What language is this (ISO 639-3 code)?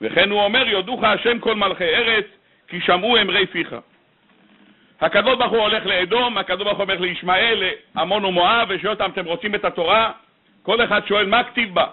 heb